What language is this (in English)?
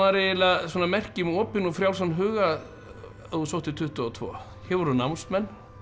Icelandic